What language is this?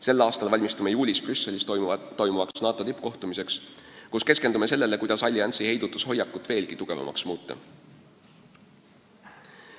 Estonian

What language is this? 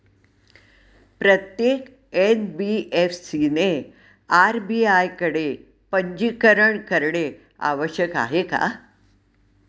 Marathi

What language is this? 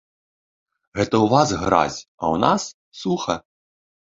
Belarusian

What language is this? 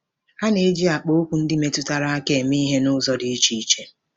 Igbo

